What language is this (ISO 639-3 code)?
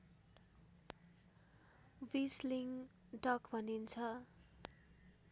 nep